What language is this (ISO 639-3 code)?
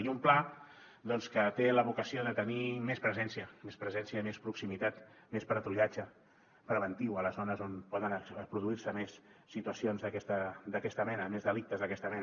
cat